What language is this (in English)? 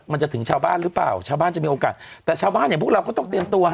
Thai